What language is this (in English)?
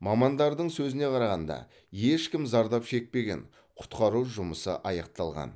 Kazakh